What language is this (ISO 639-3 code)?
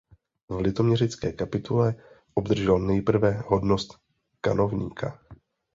ces